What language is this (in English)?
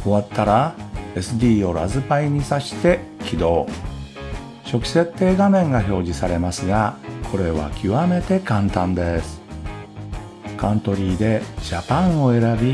Japanese